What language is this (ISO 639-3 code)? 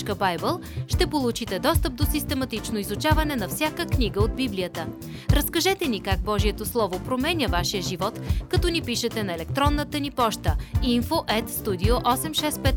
bul